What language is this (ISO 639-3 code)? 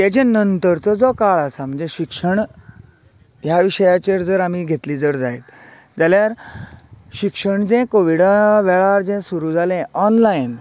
kok